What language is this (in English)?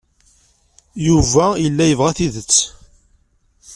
Kabyle